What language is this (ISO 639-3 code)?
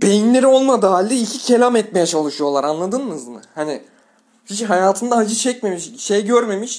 tur